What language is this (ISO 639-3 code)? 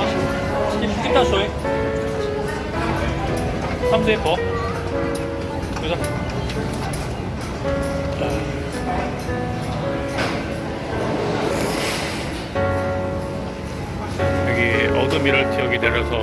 kor